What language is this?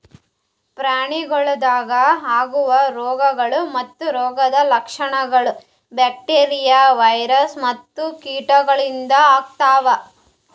Kannada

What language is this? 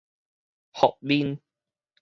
Min Nan Chinese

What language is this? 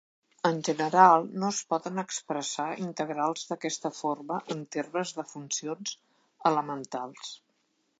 Catalan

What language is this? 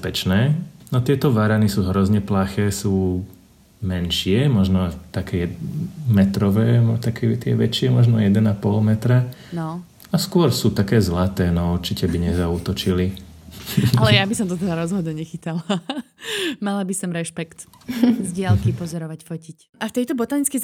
Slovak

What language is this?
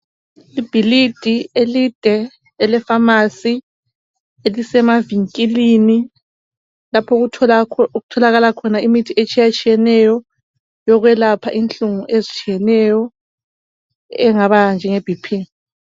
North Ndebele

